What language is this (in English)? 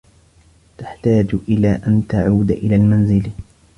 Arabic